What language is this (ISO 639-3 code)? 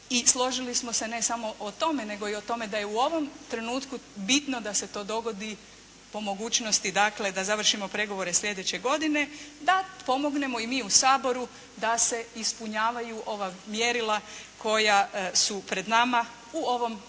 hrv